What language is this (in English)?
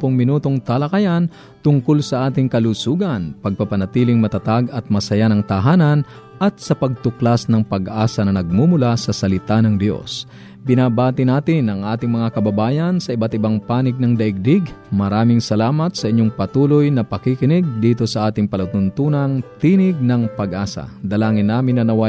Filipino